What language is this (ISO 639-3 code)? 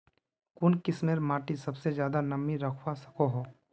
mag